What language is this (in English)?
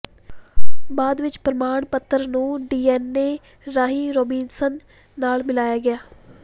Punjabi